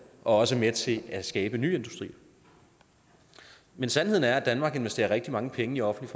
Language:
Danish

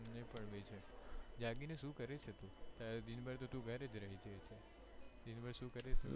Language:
Gujarati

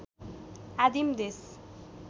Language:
Nepali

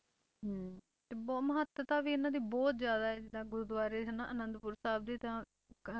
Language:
Punjabi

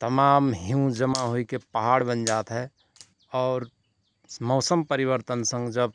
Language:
Rana Tharu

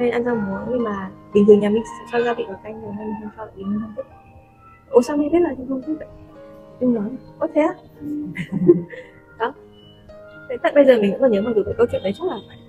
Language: Vietnamese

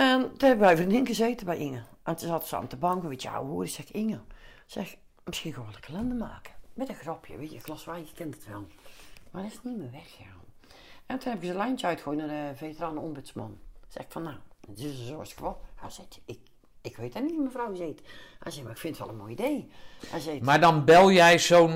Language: Dutch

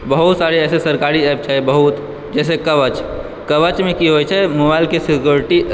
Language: Maithili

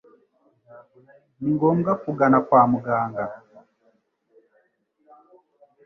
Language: Kinyarwanda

